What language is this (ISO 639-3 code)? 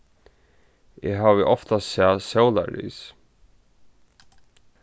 fao